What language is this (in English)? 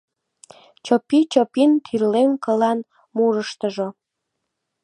Mari